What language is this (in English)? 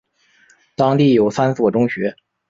Chinese